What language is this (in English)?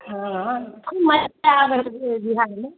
Maithili